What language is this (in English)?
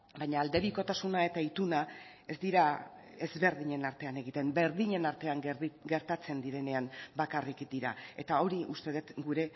Basque